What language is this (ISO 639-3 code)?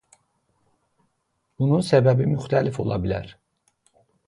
aze